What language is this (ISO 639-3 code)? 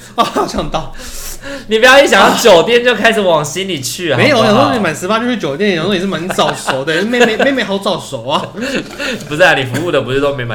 zho